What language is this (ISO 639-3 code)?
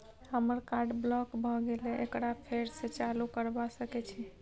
mai